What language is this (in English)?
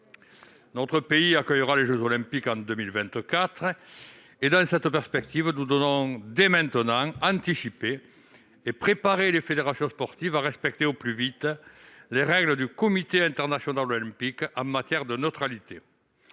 French